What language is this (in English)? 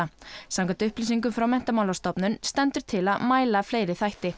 Icelandic